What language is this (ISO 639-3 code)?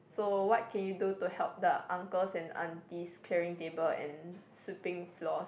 eng